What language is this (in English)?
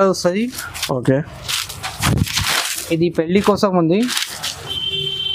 Telugu